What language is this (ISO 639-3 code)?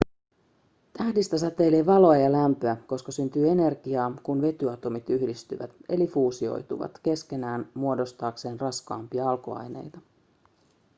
fin